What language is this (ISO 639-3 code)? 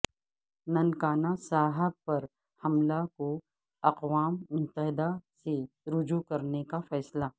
urd